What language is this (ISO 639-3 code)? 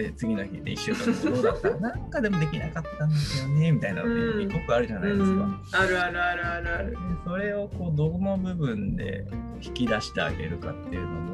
jpn